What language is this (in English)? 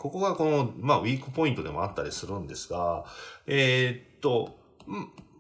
Japanese